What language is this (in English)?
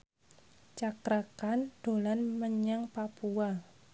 Javanese